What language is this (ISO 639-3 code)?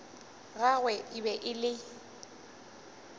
nso